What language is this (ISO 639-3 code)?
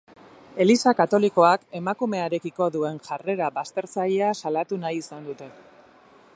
eus